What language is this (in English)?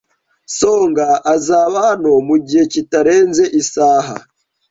Kinyarwanda